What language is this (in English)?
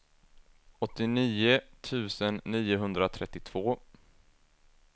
Swedish